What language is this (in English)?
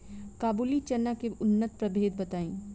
Bhojpuri